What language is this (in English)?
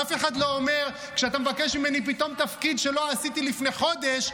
Hebrew